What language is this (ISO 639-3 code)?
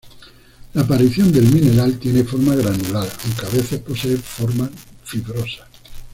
spa